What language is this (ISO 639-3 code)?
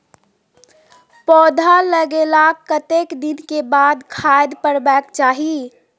mai